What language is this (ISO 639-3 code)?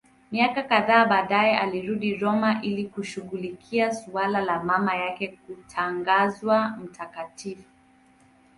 swa